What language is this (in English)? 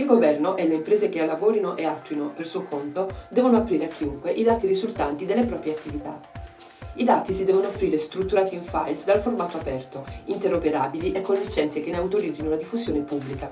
Italian